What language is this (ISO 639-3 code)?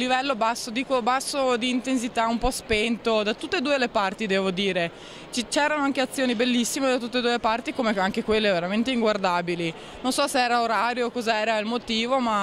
ita